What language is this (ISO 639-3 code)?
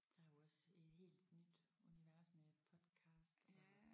dan